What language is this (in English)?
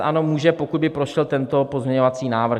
Czech